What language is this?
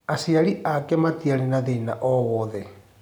Kikuyu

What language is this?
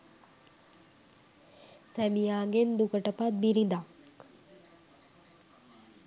Sinhala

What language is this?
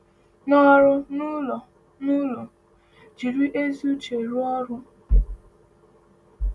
Igbo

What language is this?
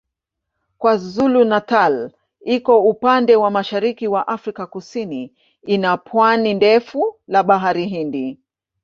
Swahili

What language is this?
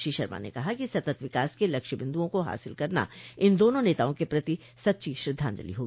Hindi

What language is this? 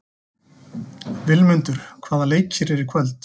Icelandic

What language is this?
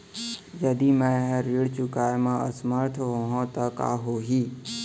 Chhattisgarhi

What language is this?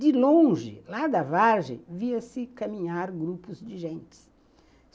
Portuguese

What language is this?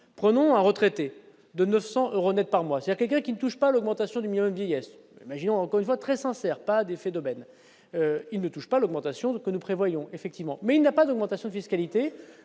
French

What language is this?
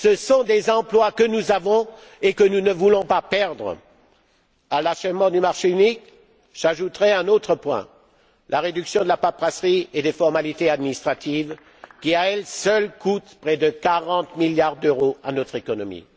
French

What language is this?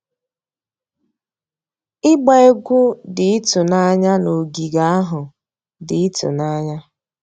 Igbo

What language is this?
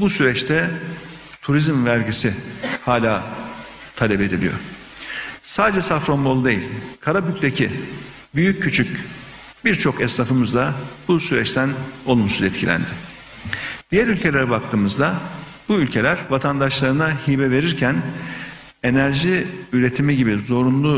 Turkish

